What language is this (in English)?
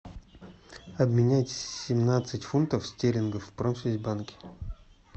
Russian